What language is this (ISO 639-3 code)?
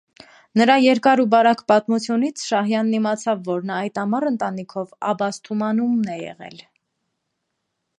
hye